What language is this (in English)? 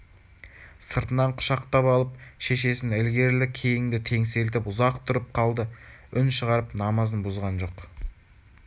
Kazakh